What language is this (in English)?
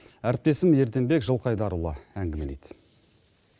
Kazakh